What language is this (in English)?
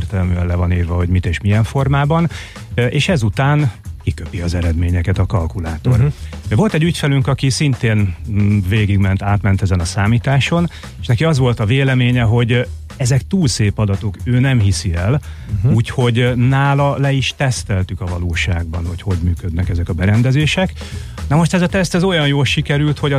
Hungarian